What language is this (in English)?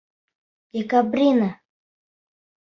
Bashkir